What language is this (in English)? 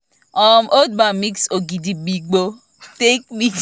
Nigerian Pidgin